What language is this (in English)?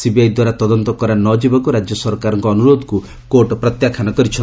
Odia